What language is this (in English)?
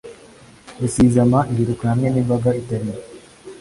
Kinyarwanda